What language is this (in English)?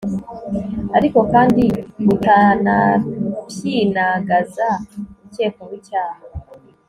Kinyarwanda